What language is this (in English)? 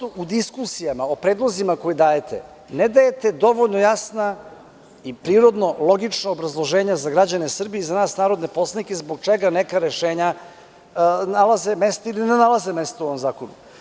Serbian